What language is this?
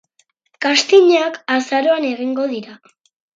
Basque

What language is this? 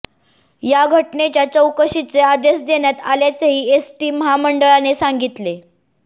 Marathi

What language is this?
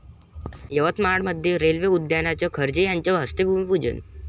Marathi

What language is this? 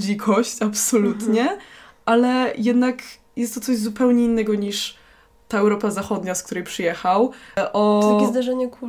Polish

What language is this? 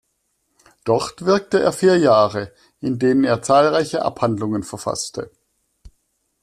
German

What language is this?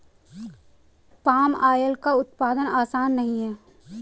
Hindi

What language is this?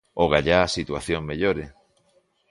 Galician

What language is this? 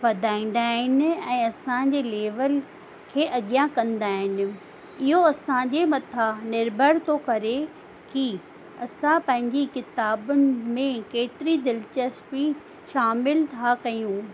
Sindhi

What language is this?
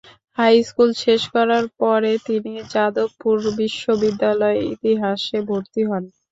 Bangla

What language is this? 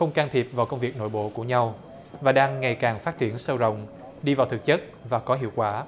Vietnamese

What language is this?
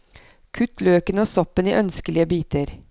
Norwegian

